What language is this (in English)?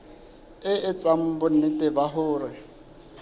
Southern Sotho